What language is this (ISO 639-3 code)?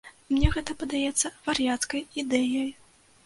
bel